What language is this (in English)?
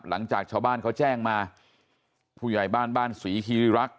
Thai